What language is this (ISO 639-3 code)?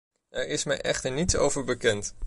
nld